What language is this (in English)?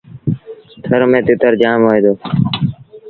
Sindhi Bhil